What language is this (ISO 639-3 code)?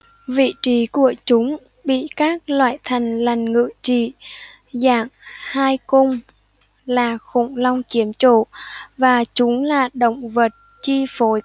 vie